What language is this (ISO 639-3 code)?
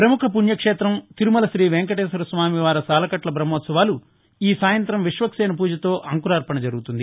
tel